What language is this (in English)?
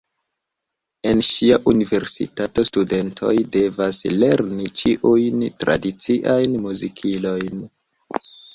Esperanto